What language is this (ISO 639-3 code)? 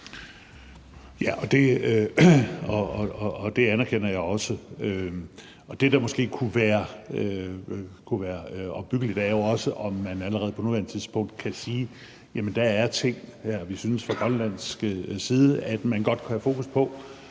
dan